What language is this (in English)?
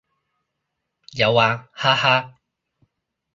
Cantonese